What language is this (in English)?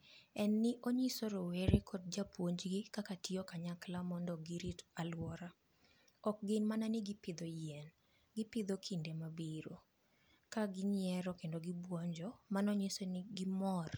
Luo (Kenya and Tanzania)